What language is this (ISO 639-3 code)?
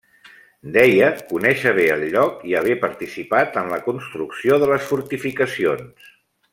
cat